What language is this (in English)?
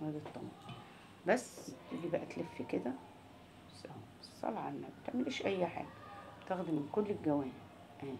Arabic